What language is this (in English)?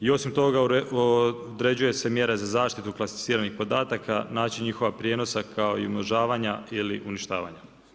Croatian